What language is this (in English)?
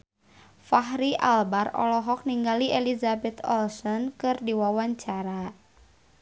Sundanese